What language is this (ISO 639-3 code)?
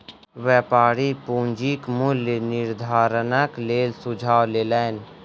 mai